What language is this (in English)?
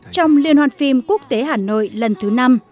Vietnamese